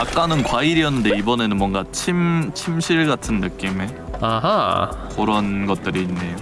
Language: Korean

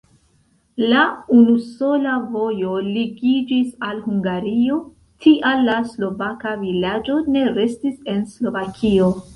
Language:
Esperanto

